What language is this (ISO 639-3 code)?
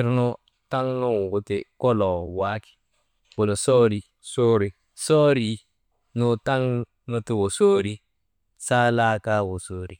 mde